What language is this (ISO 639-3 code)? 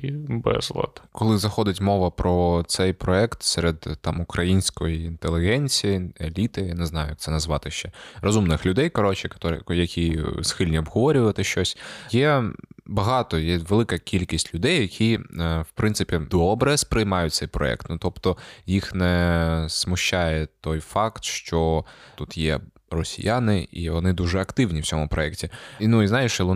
ukr